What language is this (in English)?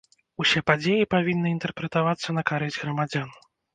Belarusian